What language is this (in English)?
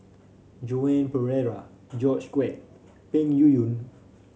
English